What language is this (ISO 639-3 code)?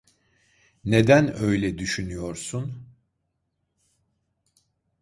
tur